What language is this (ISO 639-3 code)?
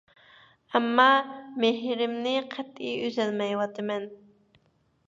uig